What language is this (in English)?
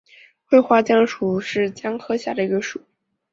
Chinese